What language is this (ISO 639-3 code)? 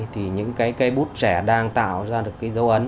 vie